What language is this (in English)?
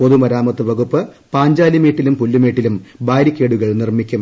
Malayalam